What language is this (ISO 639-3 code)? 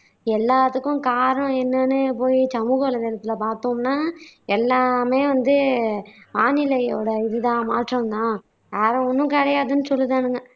tam